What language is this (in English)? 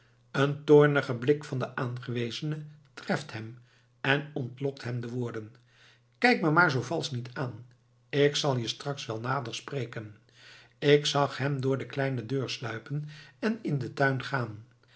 Dutch